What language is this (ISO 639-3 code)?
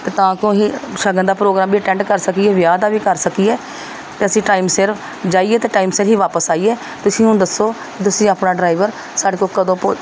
pan